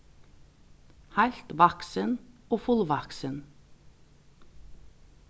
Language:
Faroese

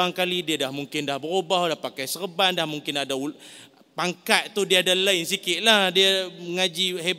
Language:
Malay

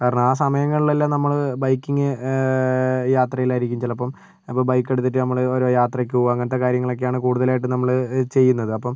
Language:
Malayalam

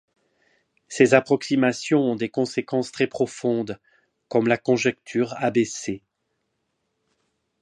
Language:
French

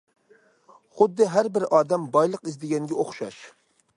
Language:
Uyghur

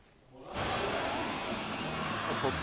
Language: Japanese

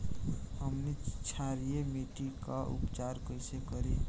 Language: Bhojpuri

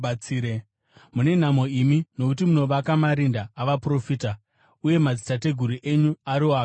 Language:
Shona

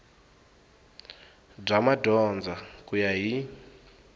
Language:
Tsonga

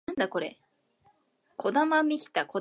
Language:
Japanese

